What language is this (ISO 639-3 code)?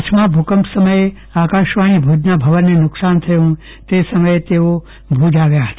guj